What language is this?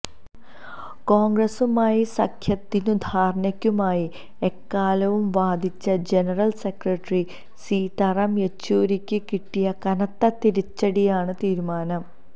Malayalam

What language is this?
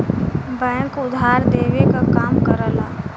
Bhojpuri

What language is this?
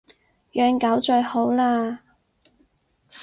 Cantonese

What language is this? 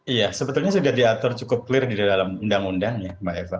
Indonesian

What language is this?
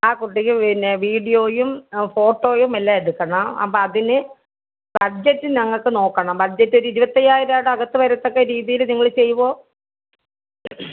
Malayalam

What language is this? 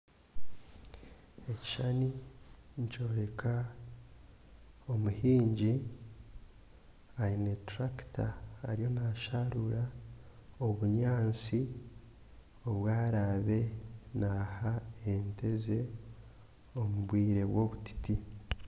Nyankole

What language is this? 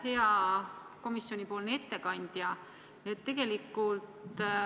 Estonian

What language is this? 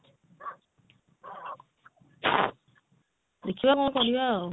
Odia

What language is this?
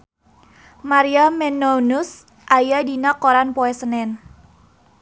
Sundanese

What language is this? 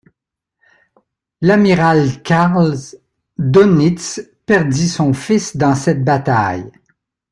French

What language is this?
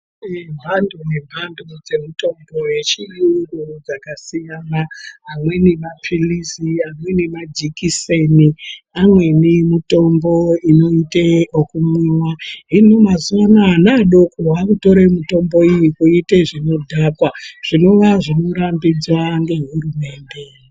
Ndau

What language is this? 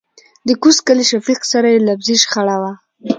Pashto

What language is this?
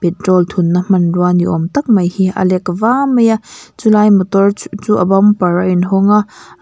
Mizo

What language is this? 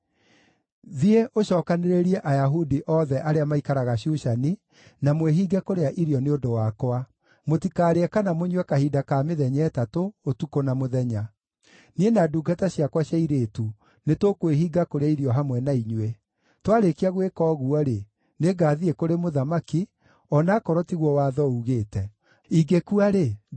Kikuyu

